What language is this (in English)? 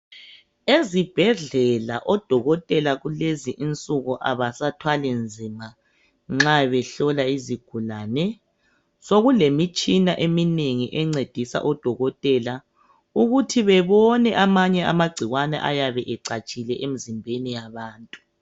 North Ndebele